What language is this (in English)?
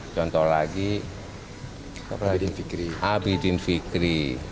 Indonesian